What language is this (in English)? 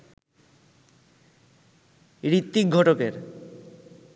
Bangla